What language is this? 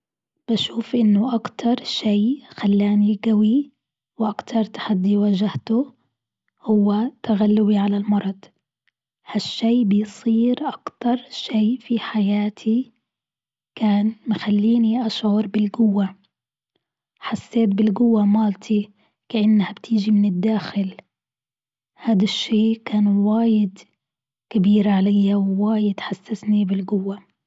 Gulf Arabic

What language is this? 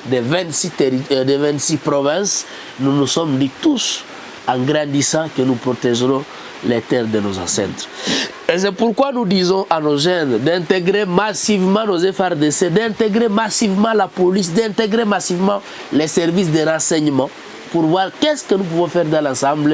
French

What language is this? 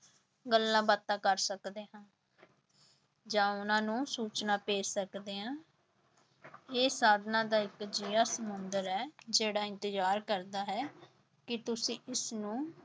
Punjabi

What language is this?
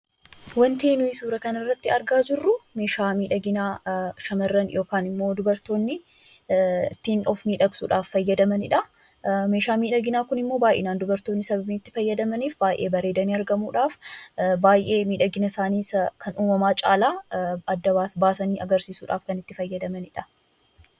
Oromo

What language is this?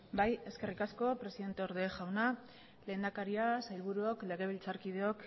Basque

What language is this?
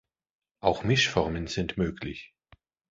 German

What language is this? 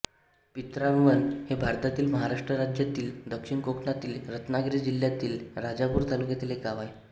Marathi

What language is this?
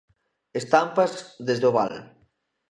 Galician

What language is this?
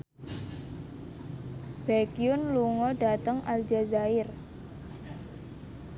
Javanese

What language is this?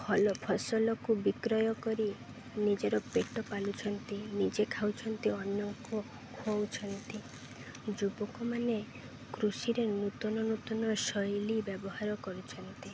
Odia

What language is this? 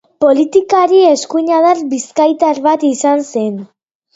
Basque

